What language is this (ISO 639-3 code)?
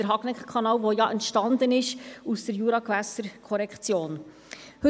gsw